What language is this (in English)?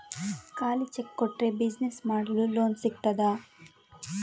Kannada